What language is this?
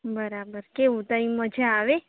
Gujarati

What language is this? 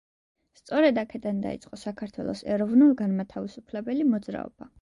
Georgian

